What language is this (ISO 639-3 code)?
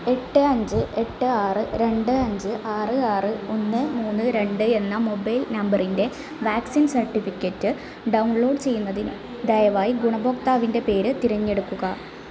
mal